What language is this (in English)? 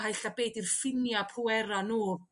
Welsh